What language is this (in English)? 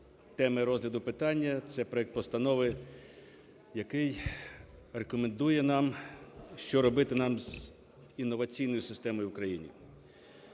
Ukrainian